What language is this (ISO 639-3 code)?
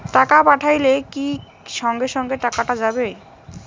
ben